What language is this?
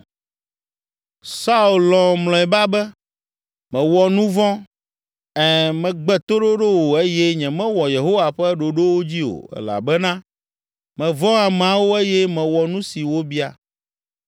Ewe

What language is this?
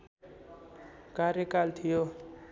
Nepali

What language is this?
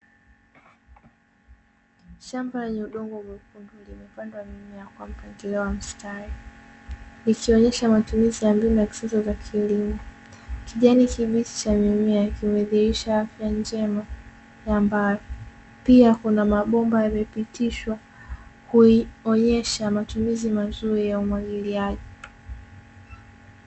Swahili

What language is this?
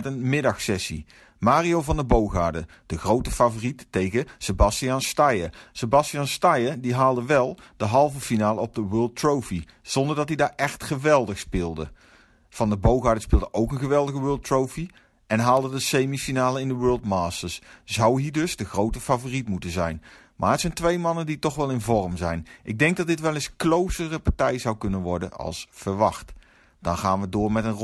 Dutch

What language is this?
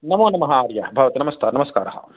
Sanskrit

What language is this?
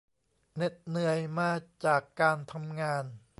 Thai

